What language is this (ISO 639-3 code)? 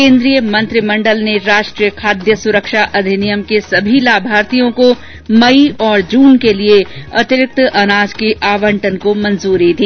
hin